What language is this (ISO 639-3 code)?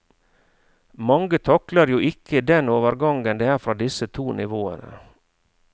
nor